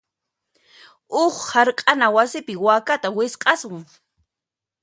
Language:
Puno Quechua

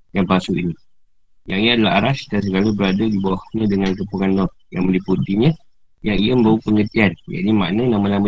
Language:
Malay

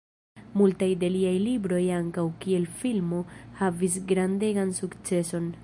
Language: Esperanto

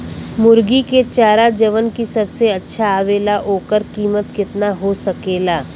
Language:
Bhojpuri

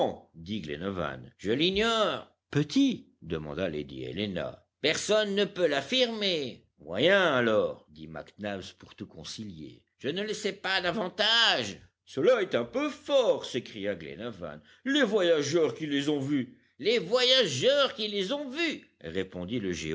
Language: French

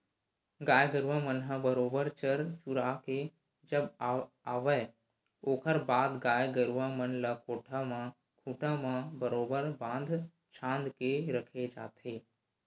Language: Chhattisgarhi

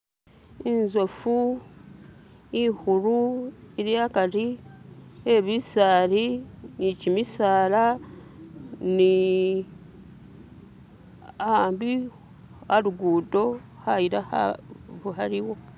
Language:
Masaaba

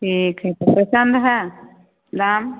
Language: Maithili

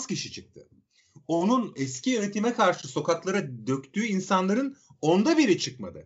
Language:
Turkish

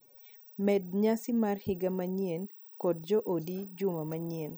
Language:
Luo (Kenya and Tanzania)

